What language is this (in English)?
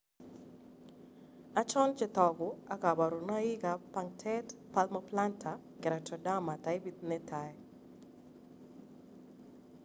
Kalenjin